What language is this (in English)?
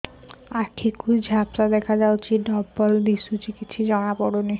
Odia